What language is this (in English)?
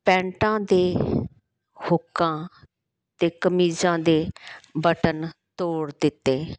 Punjabi